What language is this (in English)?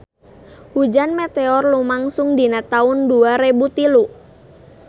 Sundanese